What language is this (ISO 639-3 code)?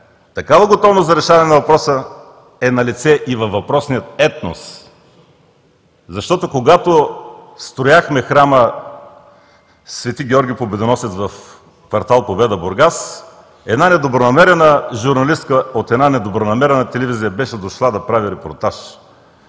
bul